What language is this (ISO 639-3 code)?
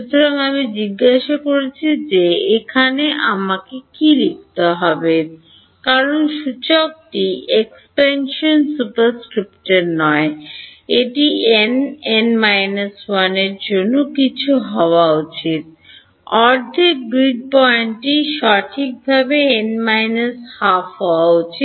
ben